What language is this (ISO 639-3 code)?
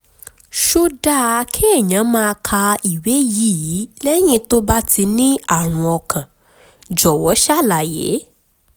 yor